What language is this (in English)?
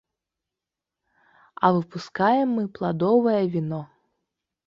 Belarusian